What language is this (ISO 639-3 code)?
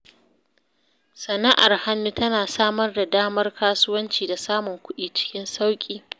hau